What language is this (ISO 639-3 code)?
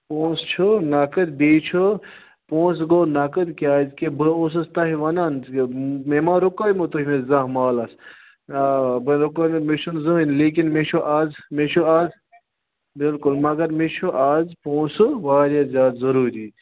kas